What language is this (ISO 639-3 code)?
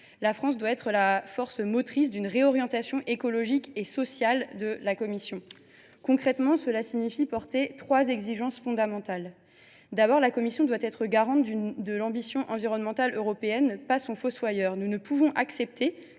fra